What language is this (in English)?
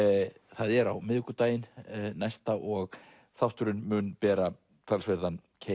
Icelandic